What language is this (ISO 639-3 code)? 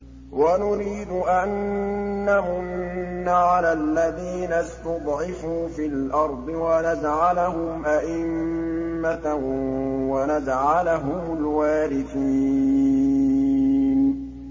ara